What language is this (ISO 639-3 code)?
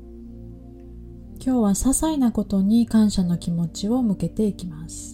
jpn